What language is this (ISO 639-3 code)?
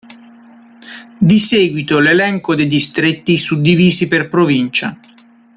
ita